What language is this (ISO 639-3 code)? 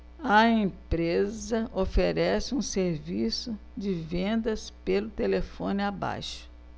por